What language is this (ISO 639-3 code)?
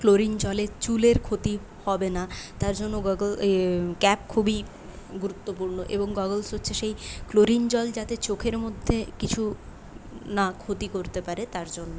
ben